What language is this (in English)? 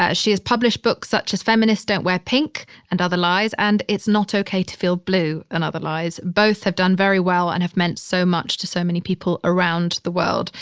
English